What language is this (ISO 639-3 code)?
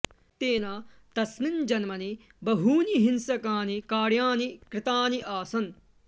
san